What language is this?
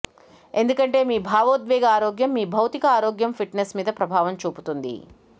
Telugu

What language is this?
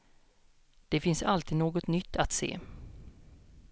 Swedish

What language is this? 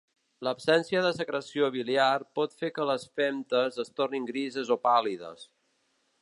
Catalan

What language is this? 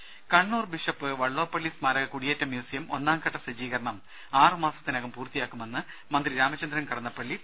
Malayalam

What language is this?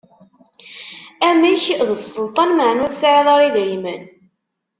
Kabyle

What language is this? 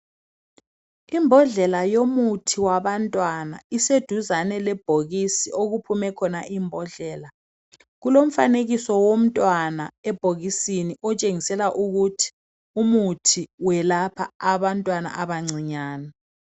North Ndebele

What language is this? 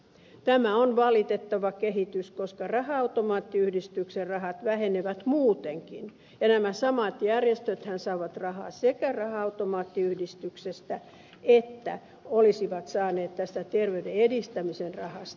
Finnish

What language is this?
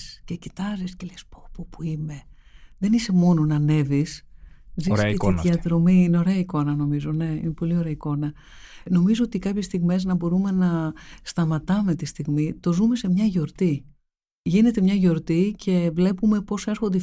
Greek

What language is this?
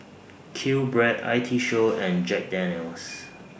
English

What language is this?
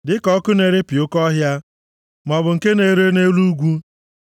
Igbo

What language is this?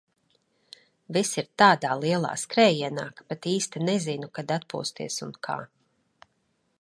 Latvian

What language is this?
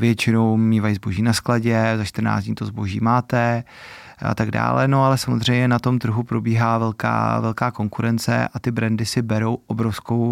Czech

